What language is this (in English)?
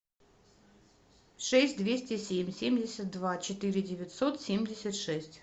Russian